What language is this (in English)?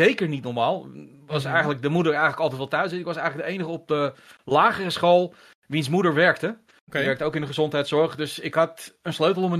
Dutch